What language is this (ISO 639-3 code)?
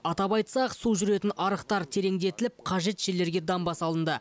kaz